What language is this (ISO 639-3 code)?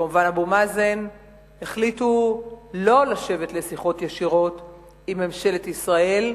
heb